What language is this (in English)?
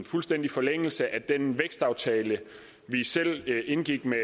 Danish